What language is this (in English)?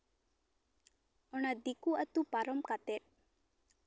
Santali